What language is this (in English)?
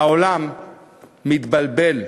Hebrew